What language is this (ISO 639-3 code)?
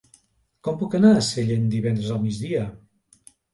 cat